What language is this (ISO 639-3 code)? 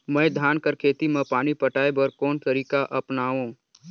hne